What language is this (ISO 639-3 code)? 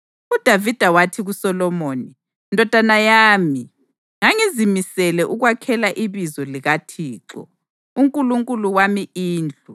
nde